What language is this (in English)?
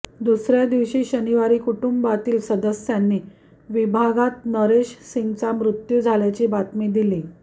Marathi